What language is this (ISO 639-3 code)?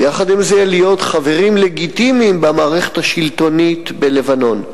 heb